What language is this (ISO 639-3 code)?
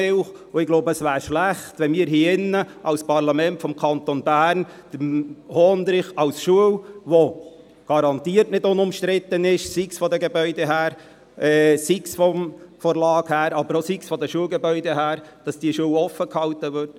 gsw